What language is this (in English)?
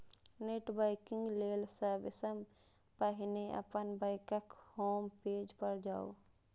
Maithili